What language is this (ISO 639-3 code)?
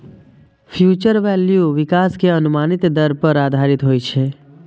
mai